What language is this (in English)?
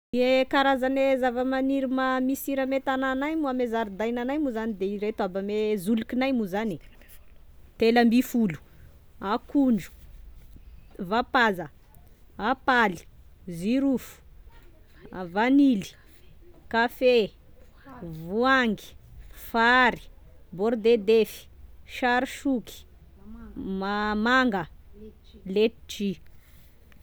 Tesaka Malagasy